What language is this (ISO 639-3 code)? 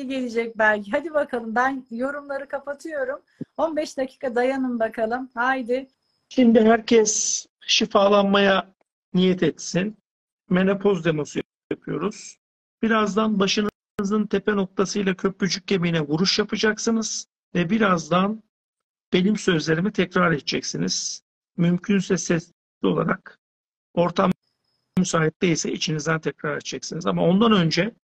tur